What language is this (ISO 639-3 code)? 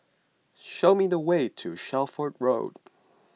eng